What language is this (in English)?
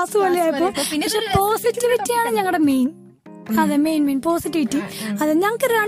Malayalam